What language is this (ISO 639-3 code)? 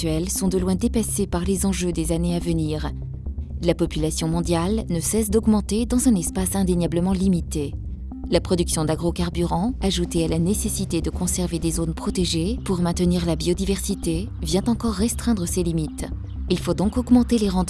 fra